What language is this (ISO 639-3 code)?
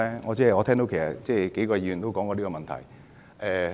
yue